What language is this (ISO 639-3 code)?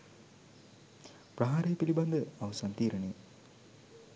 sin